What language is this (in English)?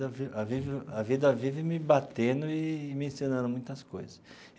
Portuguese